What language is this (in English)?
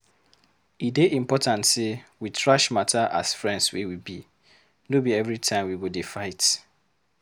Nigerian Pidgin